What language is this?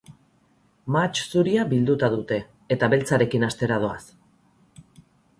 Basque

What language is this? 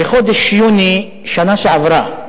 Hebrew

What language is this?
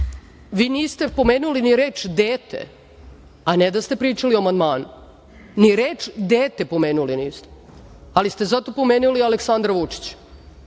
Serbian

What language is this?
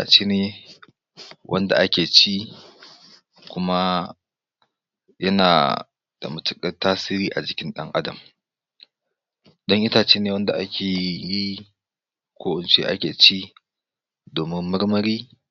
Hausa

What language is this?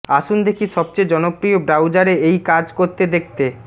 Bangla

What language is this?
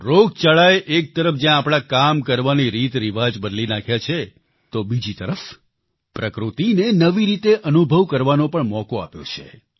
Gujarati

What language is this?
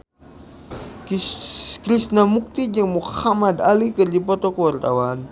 Sundanese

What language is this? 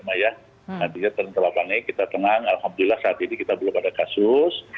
Indonesian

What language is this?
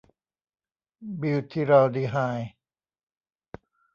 Thai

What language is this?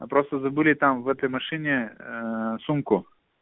Russian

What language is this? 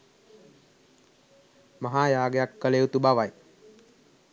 Sinhala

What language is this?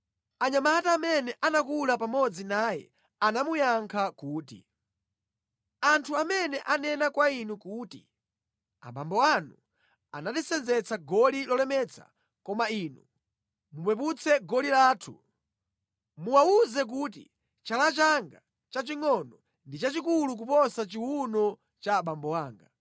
Nyanja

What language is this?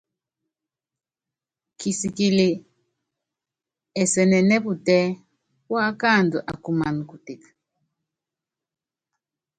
Yangben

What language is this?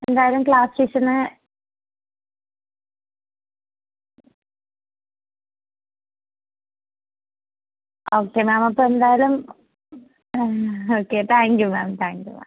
Malayalam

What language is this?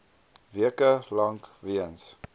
Afrikaans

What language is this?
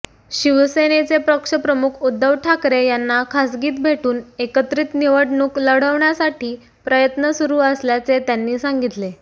Marathi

